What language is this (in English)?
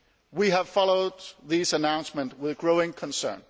English